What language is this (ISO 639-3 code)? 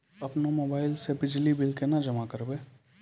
mai